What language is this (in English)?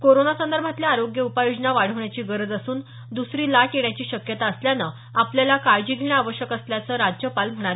Marathi